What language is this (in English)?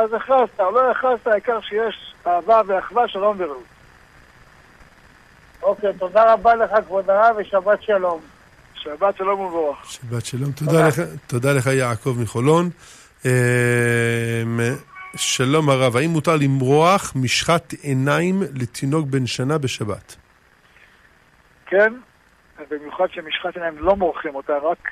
Hebrew